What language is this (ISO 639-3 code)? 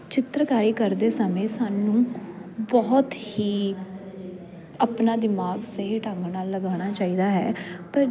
pan